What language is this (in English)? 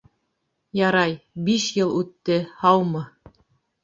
Bashkir